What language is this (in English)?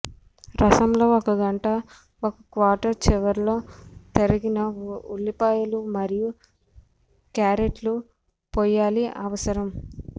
Telugu